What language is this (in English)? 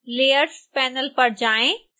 Hindi